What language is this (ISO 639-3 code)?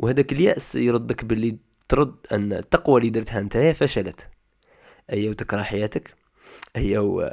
ara